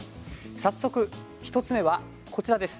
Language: Japanese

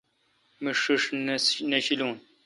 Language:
Kalkoti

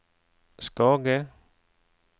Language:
Norwegian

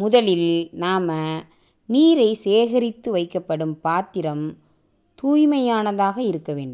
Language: Tamil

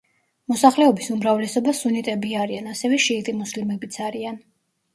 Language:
Georgian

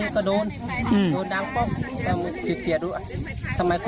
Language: Thai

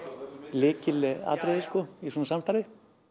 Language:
Icelandic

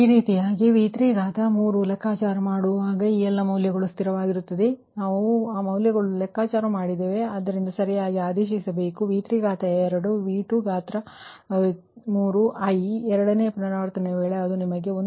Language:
Kannada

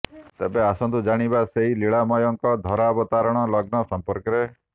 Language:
Odia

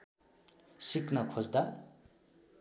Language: Nepali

